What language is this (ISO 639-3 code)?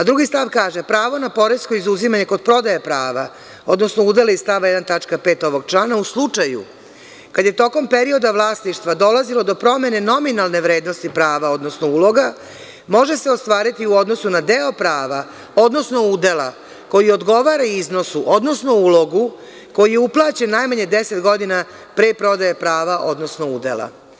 srp